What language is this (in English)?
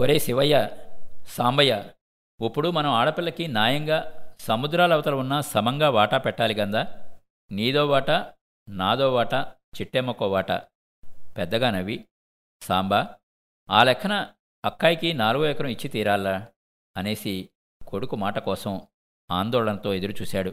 Telugu